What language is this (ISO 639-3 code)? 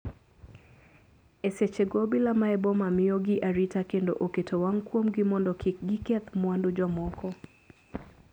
luo